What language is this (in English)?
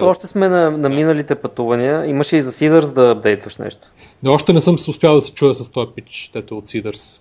Bulgarian